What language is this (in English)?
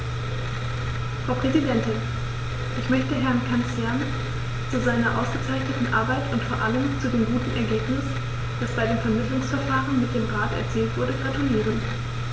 German